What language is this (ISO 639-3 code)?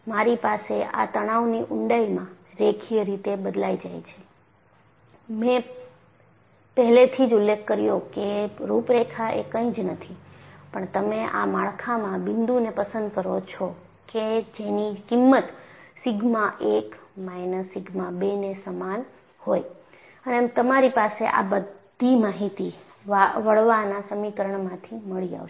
guj